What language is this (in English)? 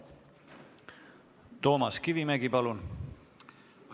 Estonian